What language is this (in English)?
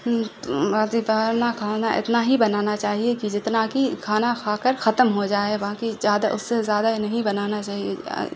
Urdu